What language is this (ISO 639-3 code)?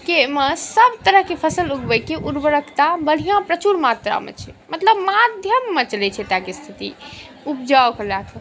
mai